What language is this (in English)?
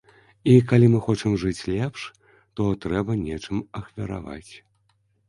Belarusian